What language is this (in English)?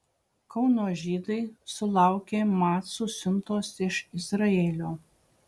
Lithuanian